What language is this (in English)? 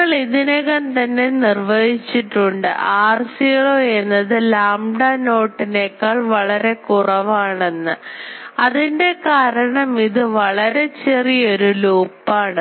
Malayalam